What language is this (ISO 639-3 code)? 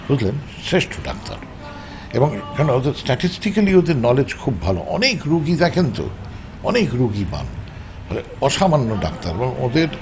ben